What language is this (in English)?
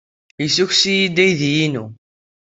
Kabyle